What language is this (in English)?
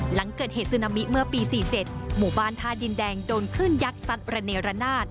Thai